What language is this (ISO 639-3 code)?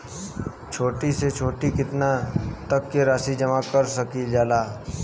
bho